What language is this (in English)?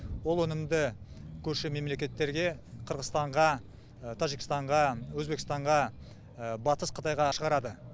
Kazakh